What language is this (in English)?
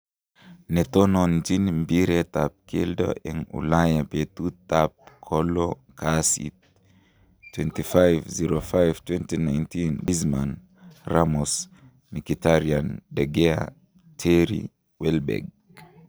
Kalenjin